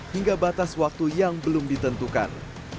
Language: Indonesian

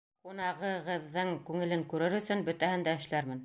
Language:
Bashkir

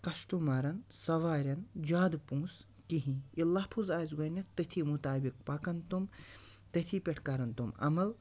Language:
Kashmiri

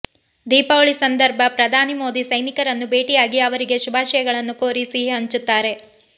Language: Kannada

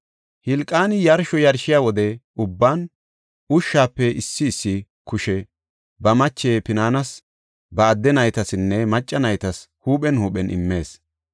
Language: Gofa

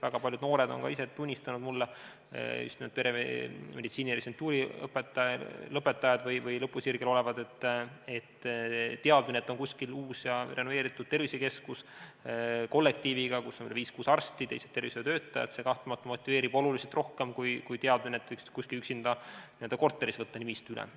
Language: Estonian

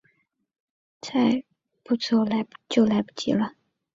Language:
Chinese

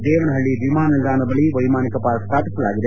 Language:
Kannada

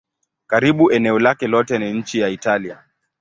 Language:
Swahili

